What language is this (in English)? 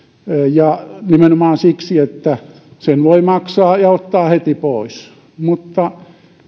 Finnish